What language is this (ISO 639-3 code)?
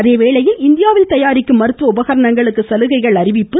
tam